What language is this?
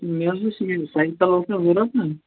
Kashmiri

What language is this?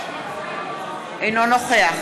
Hebrew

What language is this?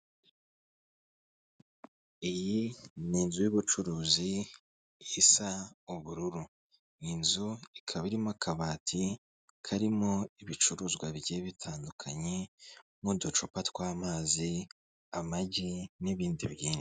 Kinyarwanda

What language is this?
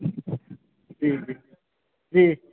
Maithili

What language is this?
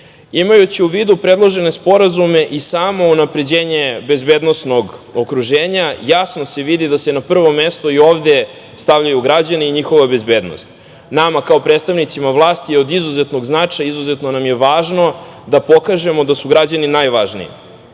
Serbian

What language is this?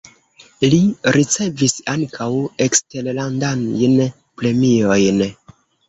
Esperanto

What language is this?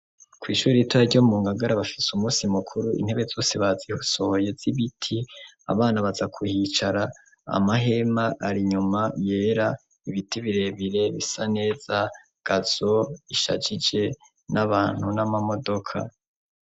Rundi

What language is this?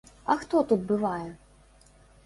Belarusian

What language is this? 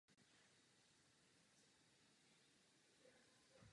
Czech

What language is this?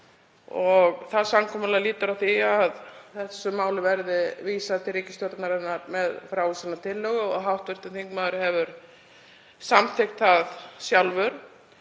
Icelandic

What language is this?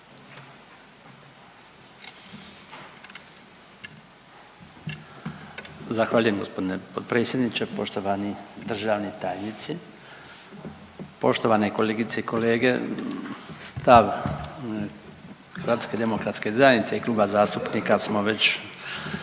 Croatian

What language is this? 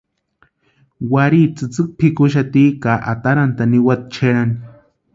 Western Highland Purepecha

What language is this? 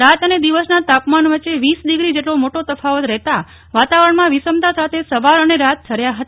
Gujarati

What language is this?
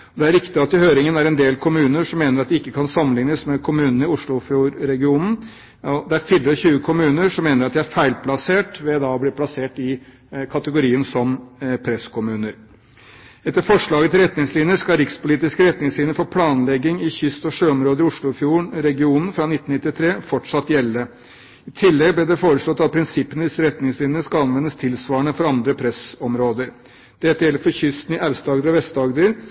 Norwegian Bokmål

